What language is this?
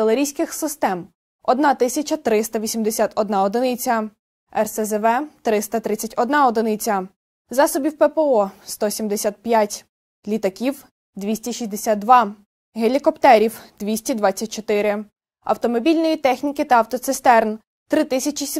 Ukrainian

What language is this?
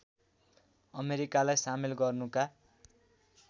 Nepali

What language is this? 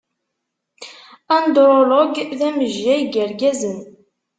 Kabyle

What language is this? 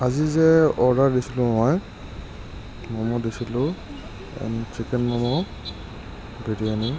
Assamese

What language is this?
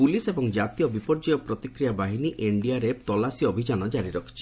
Odia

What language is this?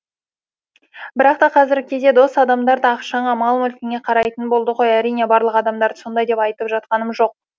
Kazakh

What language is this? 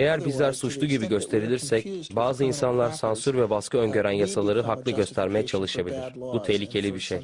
Turkish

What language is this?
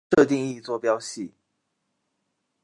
Chinese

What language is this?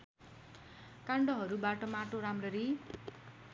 Nepali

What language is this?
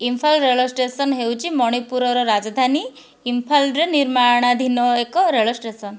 Odia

